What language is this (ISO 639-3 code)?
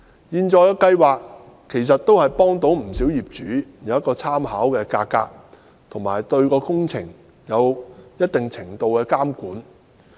yue